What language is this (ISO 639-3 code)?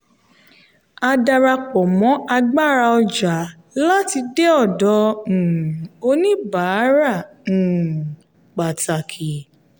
yor